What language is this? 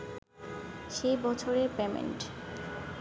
Bangla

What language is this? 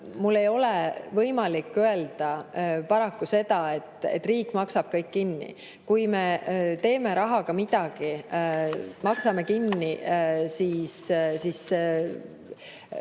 Estonian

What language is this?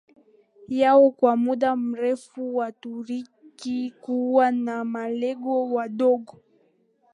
Swahili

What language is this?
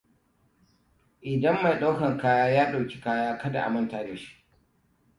Hausa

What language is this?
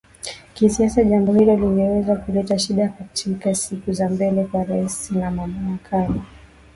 Swahili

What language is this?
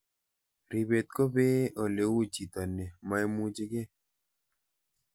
Kalenjin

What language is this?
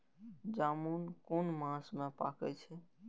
Maithili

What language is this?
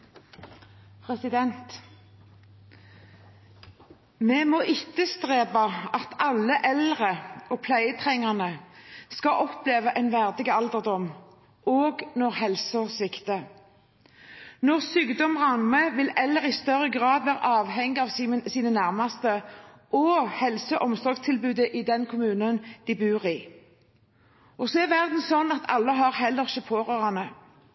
Norwegian Bokmål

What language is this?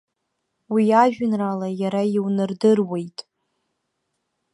Abkhazian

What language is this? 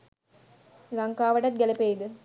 Sinhala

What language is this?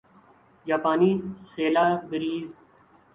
Urdu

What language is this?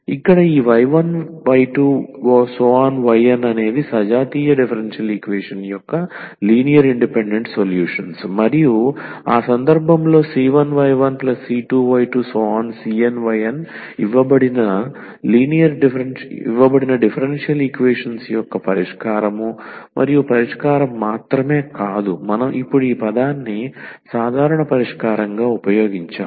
Telugu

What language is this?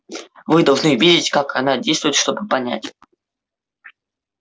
Russian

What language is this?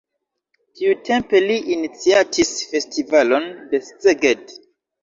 Esperanto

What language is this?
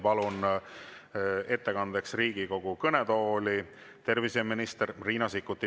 Estonian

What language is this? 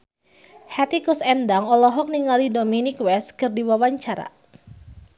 Sundanese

